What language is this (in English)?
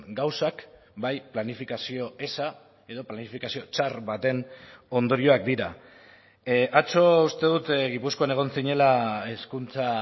Basque